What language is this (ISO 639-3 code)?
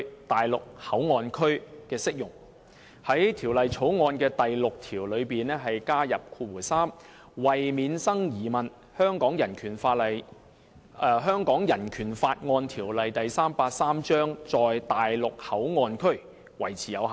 yue